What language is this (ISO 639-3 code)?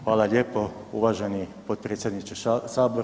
hrv